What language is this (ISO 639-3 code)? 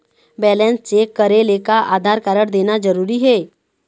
hne